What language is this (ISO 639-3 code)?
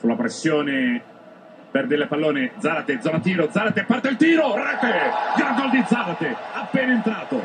ita